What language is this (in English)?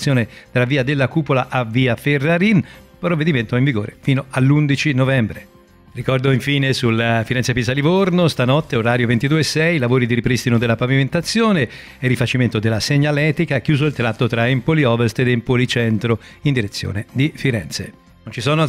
Italian